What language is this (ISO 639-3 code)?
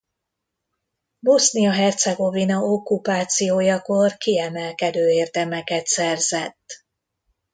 hun